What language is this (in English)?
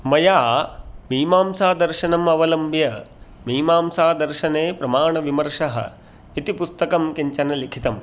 Sanskrit